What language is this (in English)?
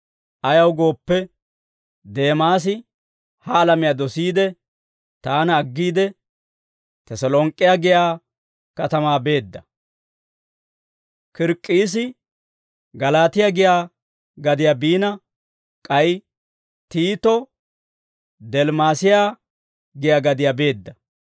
Dawro